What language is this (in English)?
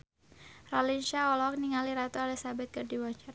Sundanese